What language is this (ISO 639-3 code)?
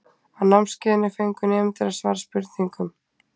isl